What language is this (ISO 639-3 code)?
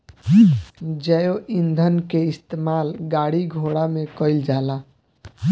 bho